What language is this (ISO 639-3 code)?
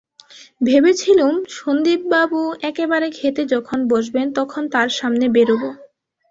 ben